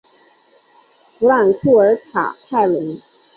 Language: Chinese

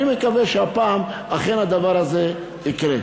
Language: Hebrew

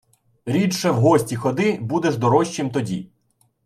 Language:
Ukrainian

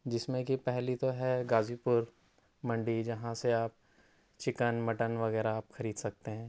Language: Urdu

